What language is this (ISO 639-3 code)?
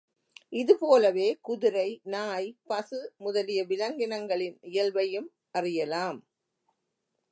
tam